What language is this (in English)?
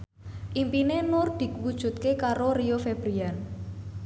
Javanese